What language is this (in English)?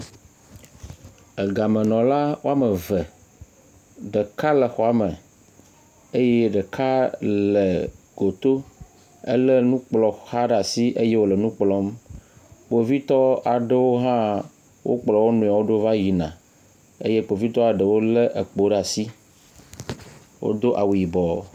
Ewe